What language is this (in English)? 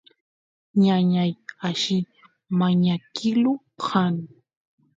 Santiago del Estero Quichua